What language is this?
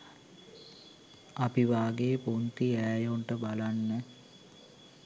Sinhala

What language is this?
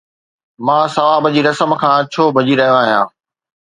Sindhi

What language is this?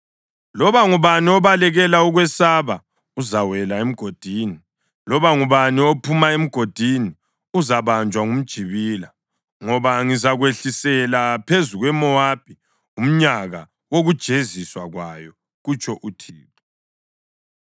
North Ndebele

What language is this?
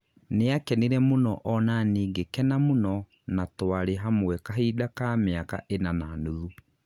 Kikuyu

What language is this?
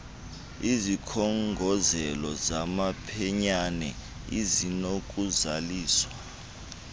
Xhosa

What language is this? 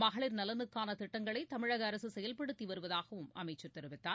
Tamil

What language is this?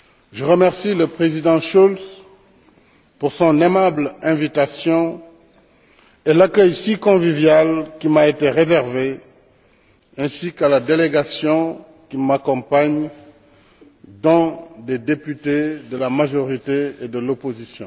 French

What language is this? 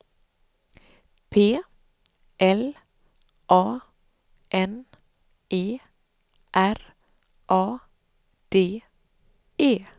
Swedish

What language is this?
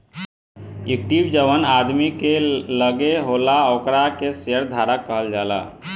Bhojpuri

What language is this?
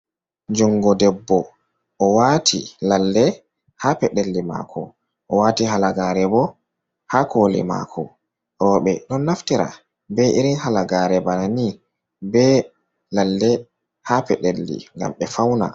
Fula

